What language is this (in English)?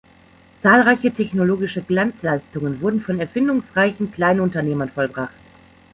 German